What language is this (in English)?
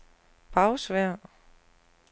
Danish